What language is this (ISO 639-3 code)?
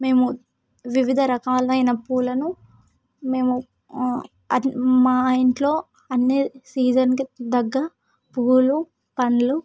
tel